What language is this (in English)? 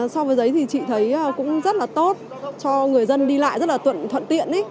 Vietnamese